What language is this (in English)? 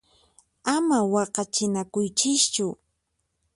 Puno Quechua